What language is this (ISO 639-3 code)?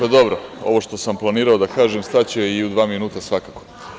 srp